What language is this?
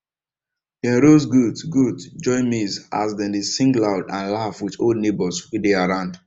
Nigerian Pidgin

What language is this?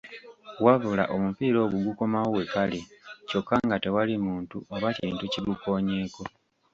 Ganda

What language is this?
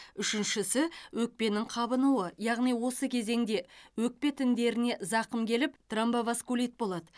Kazakh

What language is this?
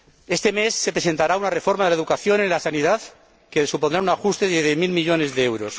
Spanish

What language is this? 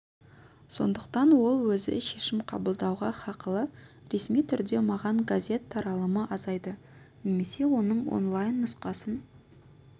Kazakh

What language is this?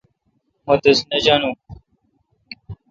Kalkoti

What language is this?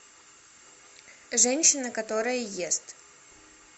Russian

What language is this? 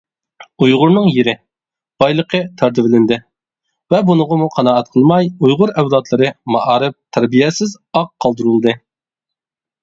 Uyghur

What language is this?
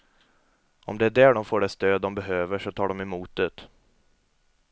Swedish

